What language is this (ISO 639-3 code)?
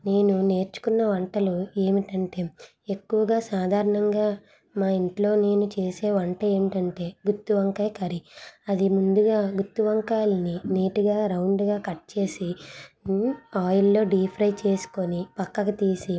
tel